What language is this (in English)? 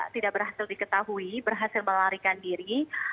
Indonesian